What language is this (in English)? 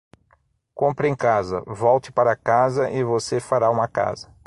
Portuguese